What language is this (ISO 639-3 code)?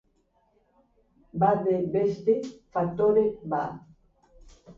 eus